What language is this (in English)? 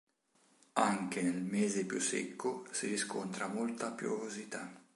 Italian